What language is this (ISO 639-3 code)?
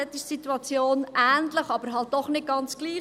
gsw